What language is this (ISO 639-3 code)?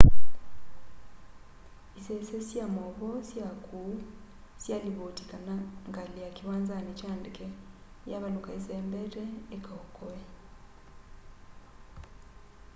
kam